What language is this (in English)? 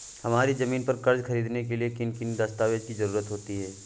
Hindi